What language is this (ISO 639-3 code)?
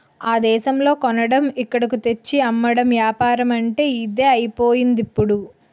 tel